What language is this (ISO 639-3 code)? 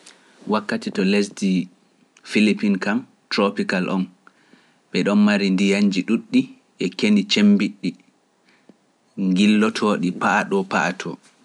fuf